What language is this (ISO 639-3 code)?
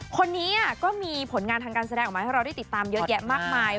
tha